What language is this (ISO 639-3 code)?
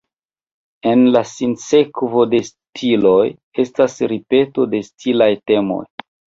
epo